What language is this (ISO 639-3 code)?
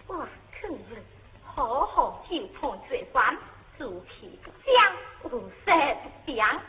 zho